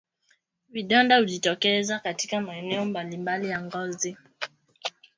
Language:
Swahili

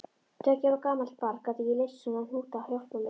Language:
Icelandic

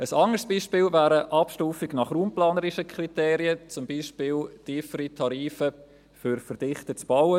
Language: Swiss German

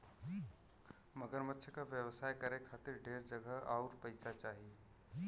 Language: Bhojpuri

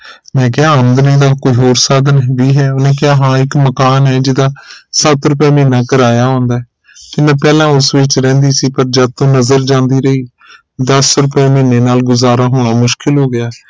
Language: Punjabi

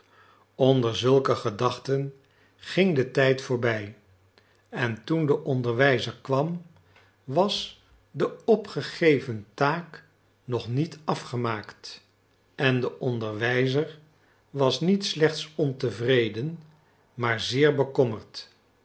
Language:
Dutch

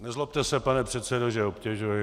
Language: Czech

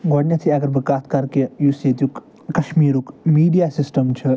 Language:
Kashmiri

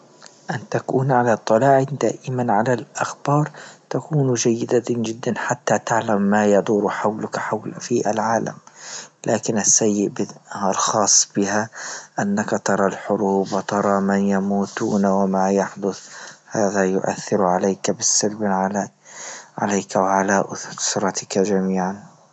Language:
Libyan Arabic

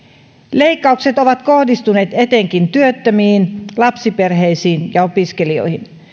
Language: Finnish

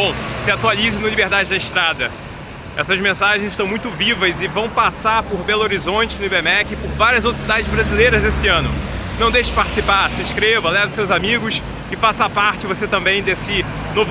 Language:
Portuguese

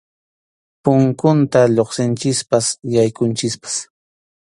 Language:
Arequipa-La Unión Quechua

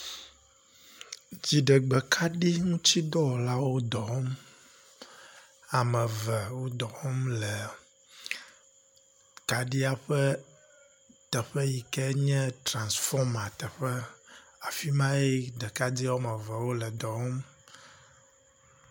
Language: Ewe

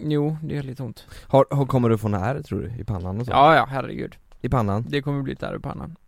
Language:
Swedish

